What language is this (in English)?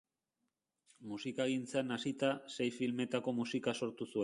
Basque